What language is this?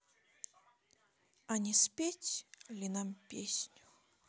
Russian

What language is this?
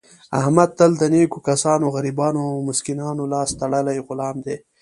Pashto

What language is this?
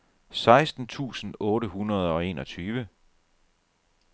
Danish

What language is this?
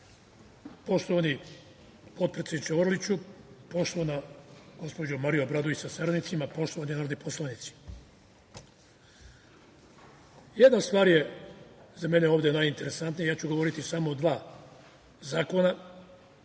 Serbian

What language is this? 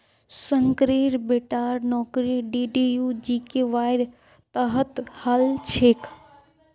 Magahi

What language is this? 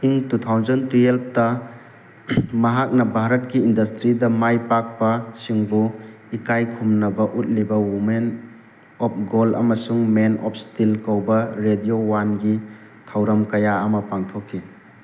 Manipuri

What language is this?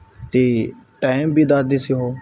Punjabi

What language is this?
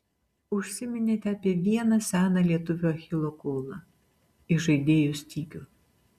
Lithuanian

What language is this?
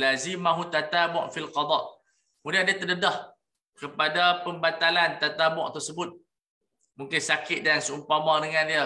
Malay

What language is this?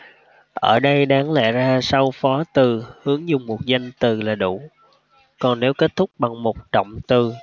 Vietnamese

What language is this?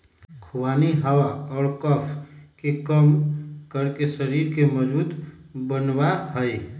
Magahi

